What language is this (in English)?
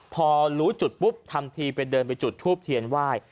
Thai